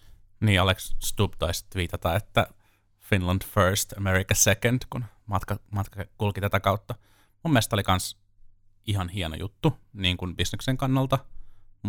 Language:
Finnish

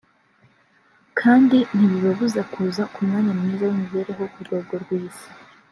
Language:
Kinyarwanda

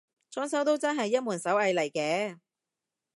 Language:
Cantonese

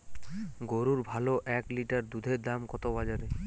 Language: Bangla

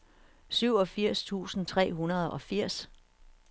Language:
Danish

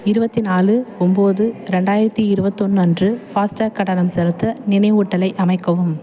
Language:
Tamil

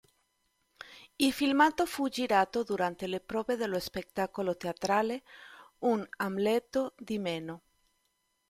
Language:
Italian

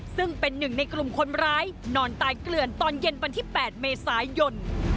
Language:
Thai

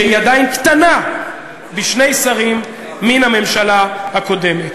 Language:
Hebrew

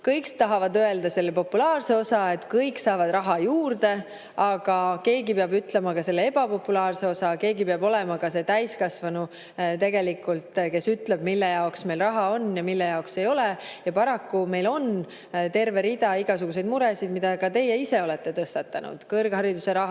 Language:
Estonian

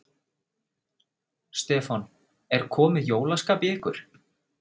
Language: Icelandic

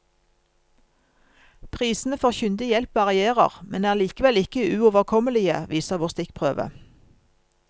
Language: Norwegian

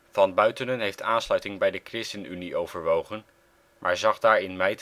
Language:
Dutch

